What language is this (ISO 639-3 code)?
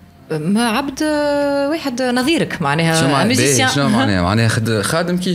ara